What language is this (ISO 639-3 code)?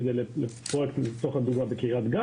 heb